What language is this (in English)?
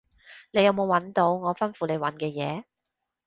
Cantonese